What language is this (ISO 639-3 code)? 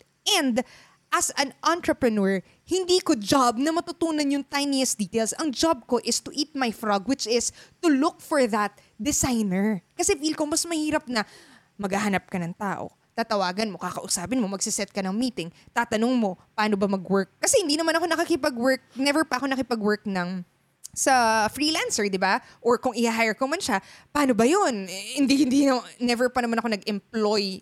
fil